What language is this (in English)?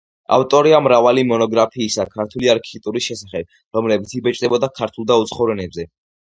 Georgian